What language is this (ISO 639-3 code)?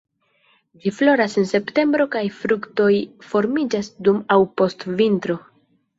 epo